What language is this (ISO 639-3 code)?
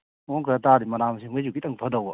mni